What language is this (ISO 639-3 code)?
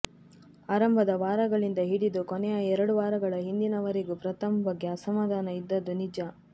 kan